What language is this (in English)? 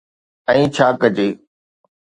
Sindhi